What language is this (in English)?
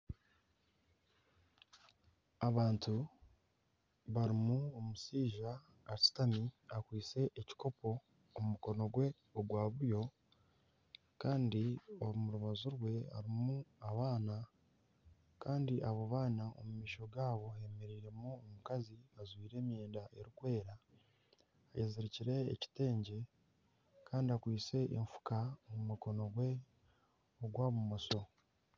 Nyankole